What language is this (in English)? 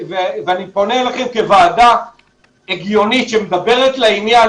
Hebrew